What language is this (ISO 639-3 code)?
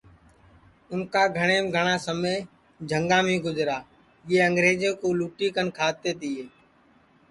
ssi